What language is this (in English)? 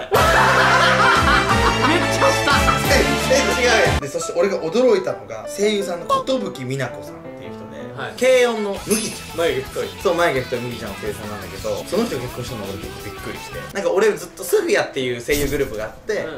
Japanese